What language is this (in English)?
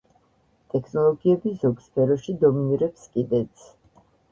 Georgian